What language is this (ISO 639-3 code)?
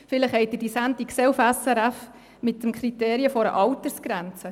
gsw